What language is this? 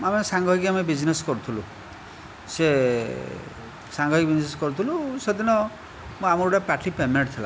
Odia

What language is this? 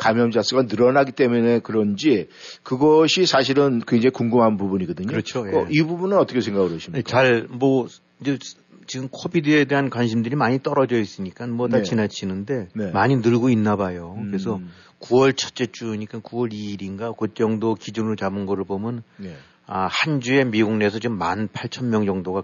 Korean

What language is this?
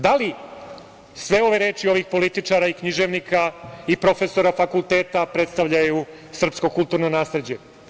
Serbian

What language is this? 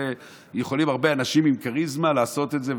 Hebrew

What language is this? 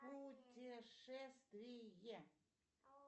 Russian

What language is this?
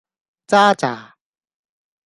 Cantonese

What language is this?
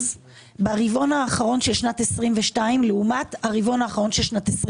Hebrew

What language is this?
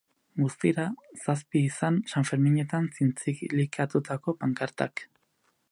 Basque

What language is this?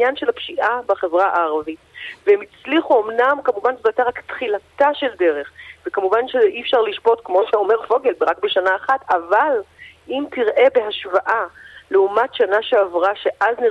Hebrew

